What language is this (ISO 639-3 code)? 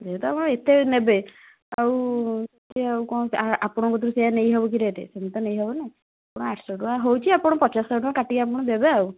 ori